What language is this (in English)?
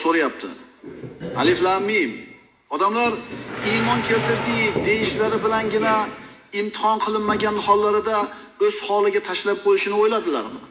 Turkish